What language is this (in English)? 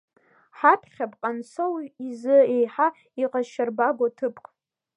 Abkhazian